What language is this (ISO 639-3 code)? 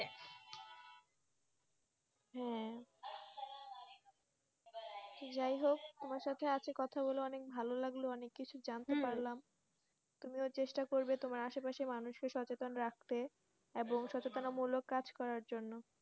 ben